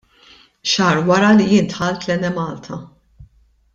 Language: Maltese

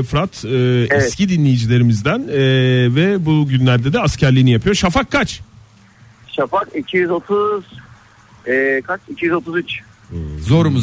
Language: Turkish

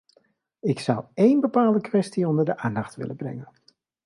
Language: Dutch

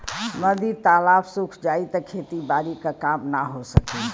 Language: Bhojpuri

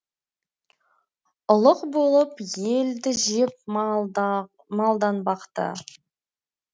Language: Kazakh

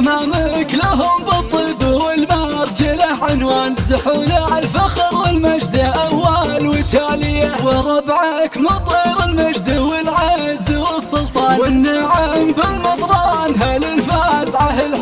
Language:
Arabic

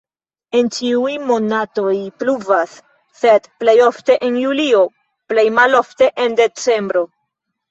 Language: Esperanto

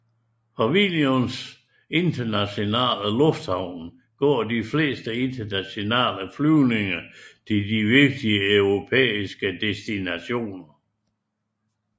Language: Danish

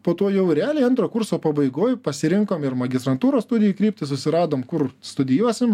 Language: Lithuanian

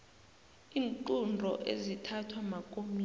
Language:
South Ndebele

